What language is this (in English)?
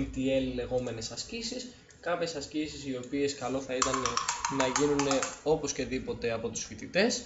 Greek